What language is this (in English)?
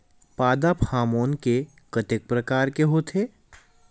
Chhattisgarhi